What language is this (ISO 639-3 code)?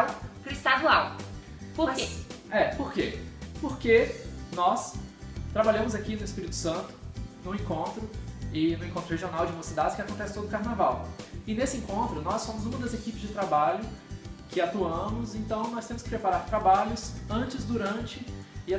por